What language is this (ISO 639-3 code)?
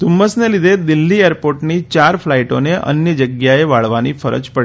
guj